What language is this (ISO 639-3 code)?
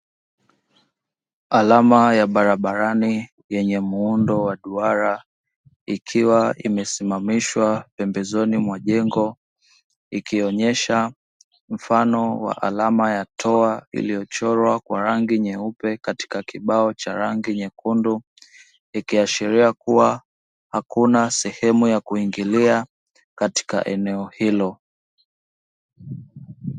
swa